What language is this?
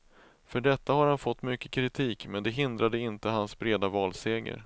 Swedish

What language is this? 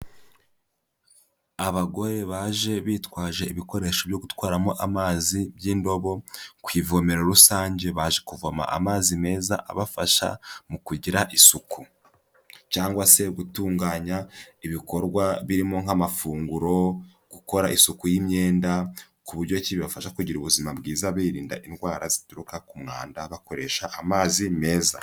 Kinyarwanda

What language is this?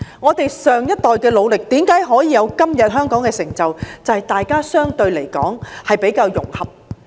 Cantonese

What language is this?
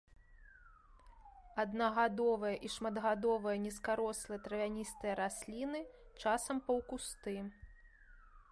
Belarusian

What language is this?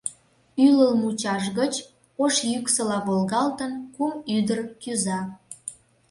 Mari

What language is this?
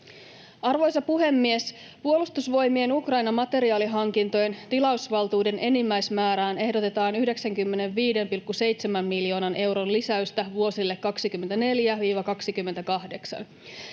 Finnish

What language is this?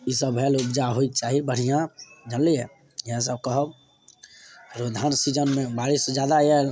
Maithili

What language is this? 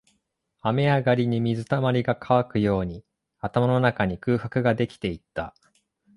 Japanese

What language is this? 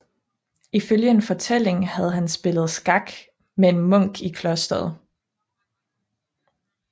Danish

